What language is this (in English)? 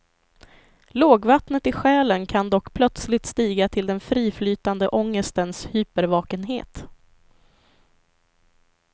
Swedish